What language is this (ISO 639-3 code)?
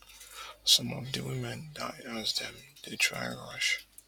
pcm